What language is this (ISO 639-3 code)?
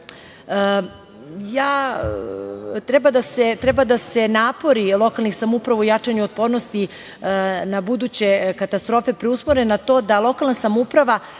srp